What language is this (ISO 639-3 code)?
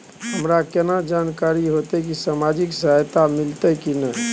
mai